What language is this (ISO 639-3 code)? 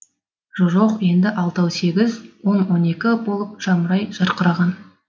kaz